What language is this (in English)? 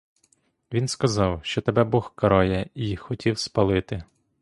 Ukrainian